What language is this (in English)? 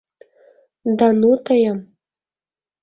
Mari